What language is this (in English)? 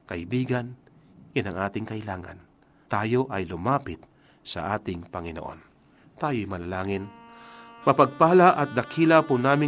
Filipino